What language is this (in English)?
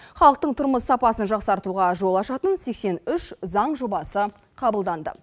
Kazakh